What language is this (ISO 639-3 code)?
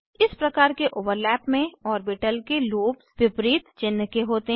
hin